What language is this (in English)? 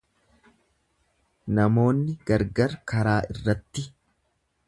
Oromo